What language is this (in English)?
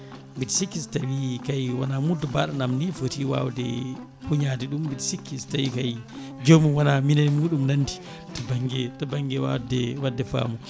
Fula